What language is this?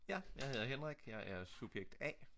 Danish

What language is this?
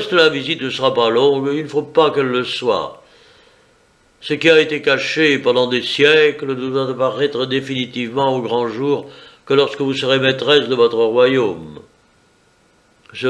French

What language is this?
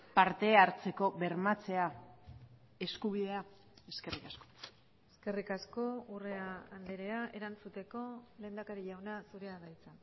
Basque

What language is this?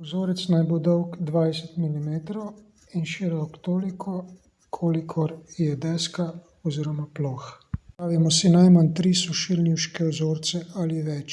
Slovenian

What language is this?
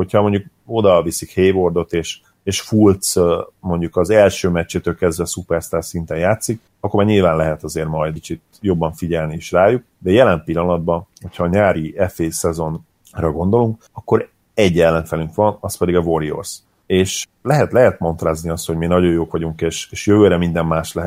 Hungarian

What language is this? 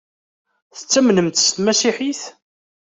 Kabyle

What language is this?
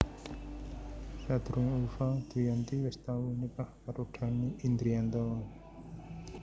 Javanese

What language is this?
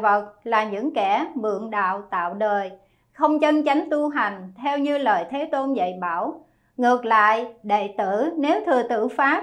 Vietnamese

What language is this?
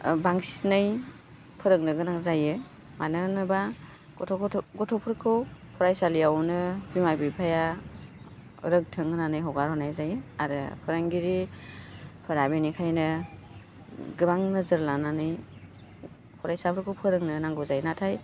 Bodo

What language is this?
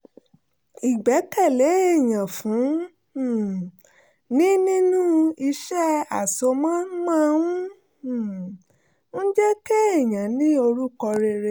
Yoruba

